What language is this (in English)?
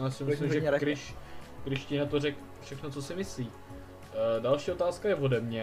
Czech